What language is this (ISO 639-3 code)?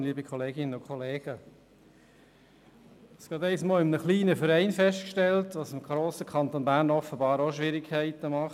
gsw